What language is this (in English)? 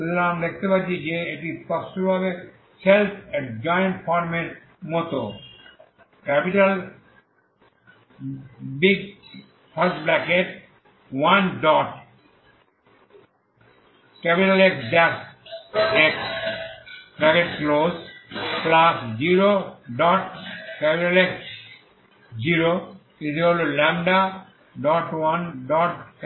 Bangla